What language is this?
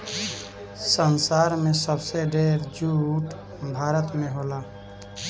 Bhojpuri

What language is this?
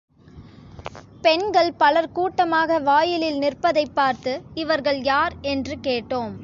Tamil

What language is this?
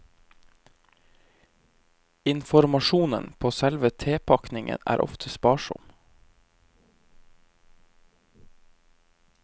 Norwegian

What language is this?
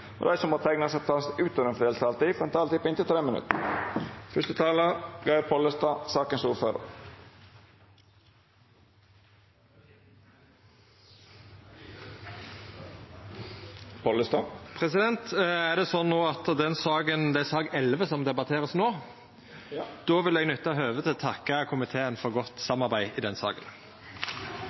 Norwegian Nynorsk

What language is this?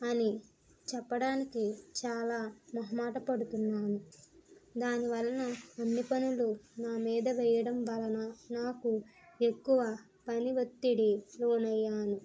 Telugu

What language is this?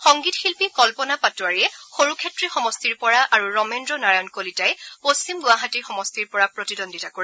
Assamese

